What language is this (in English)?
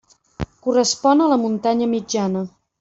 Catalan